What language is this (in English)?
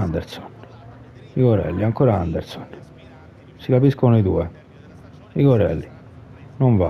Italian